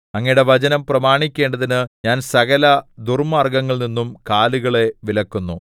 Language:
Malayalam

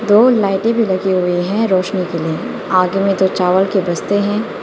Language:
Hindi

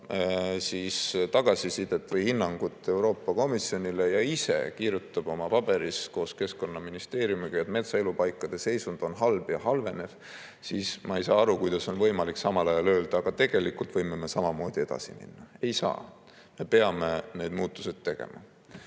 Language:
Estonian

